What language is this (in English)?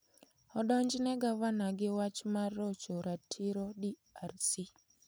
Luo (Kenya and Tanzania)